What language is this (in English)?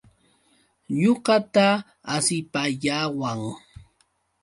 Yauyos Quechua